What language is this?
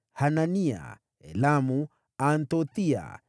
Swahili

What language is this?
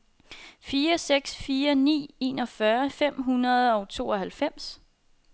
Danish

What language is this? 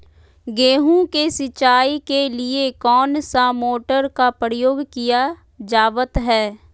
Magahi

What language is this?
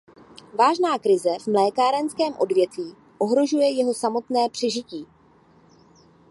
Czech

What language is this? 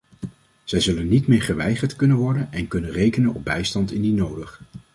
Dutch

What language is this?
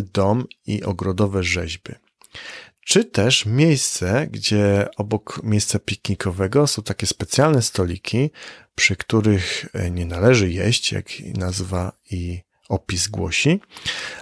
Polish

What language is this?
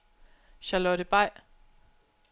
Danish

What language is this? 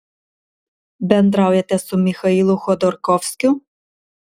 Lithuanian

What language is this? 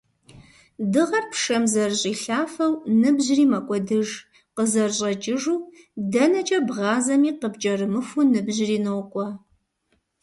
Kabardian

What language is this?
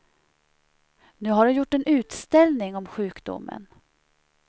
Swedish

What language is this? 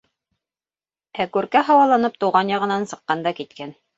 Bashkir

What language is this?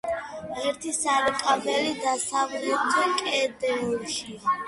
Georgian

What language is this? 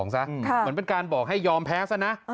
Thai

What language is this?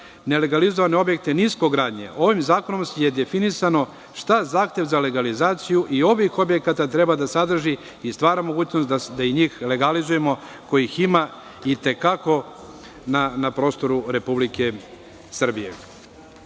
Serbian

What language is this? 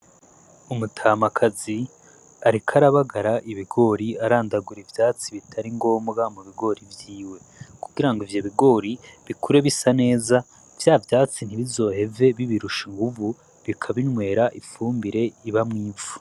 Rundi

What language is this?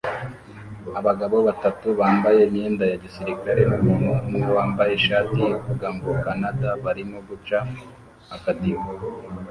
Kinyarwanda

